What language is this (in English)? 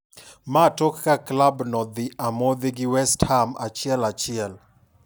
Luo (Kenya and Tanzania)